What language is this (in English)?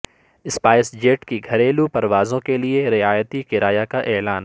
Urdu